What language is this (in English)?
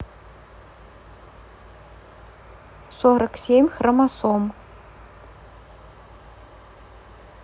Russian